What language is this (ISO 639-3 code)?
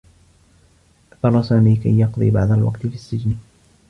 ara